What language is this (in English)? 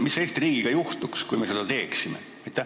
Estonian